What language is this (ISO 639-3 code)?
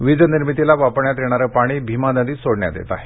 mar